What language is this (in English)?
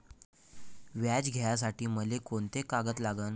Marathi